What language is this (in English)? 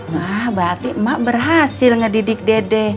Indonesian